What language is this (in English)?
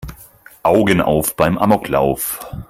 German